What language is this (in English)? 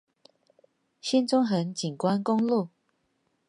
Chinese